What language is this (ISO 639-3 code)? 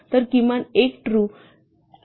mar